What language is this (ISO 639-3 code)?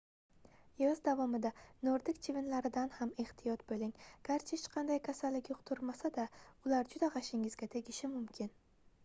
uzb